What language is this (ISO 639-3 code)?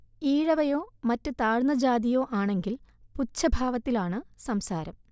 mal